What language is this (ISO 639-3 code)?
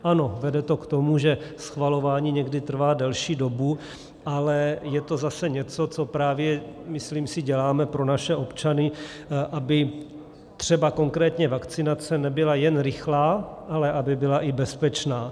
ces